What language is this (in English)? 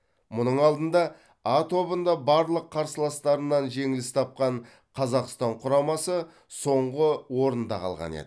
Kazakh